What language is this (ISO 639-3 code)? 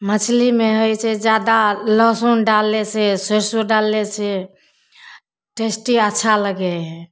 mai